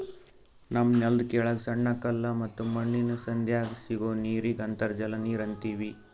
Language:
Kannada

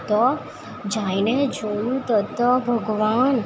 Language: Gujarati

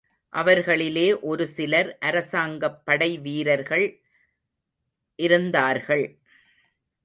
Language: Tamil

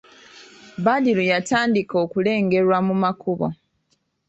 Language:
Ganda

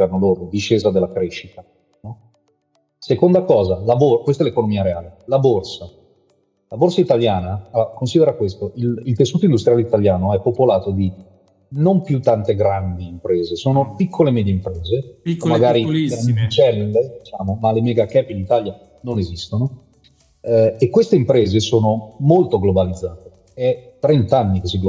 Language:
Italian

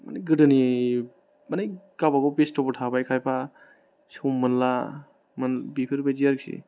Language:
Bodo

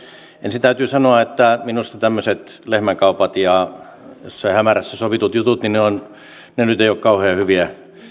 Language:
Finnish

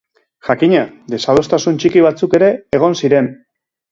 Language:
Basque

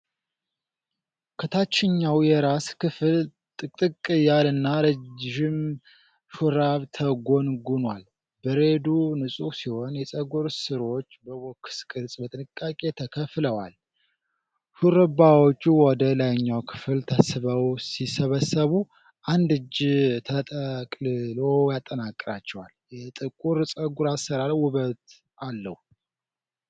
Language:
Amharic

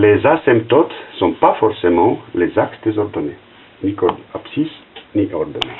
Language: French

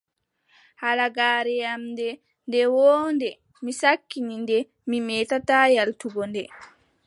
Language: Adamawa Fulfulde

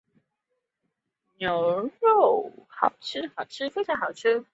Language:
Chinese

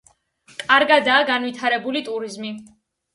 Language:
Georgian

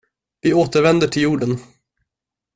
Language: Swedish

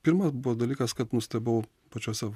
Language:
Lithuanian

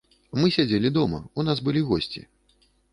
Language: Belarusian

